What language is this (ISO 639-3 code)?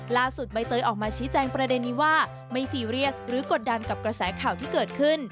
tha